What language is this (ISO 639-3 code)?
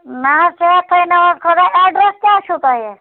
kas